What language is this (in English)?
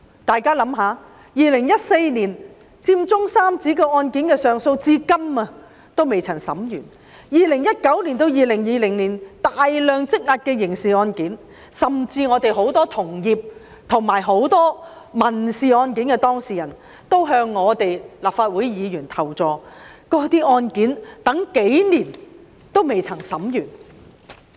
Cantonese